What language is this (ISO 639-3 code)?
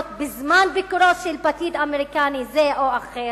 heb